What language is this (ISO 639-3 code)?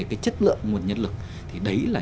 vie